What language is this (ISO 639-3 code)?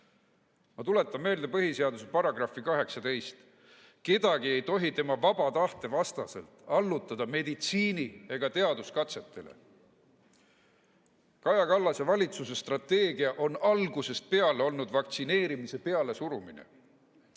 est